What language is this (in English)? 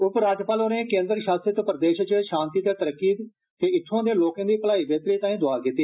Dogri